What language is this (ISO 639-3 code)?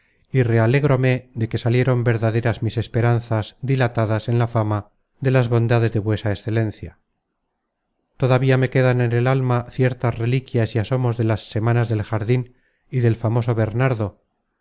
spa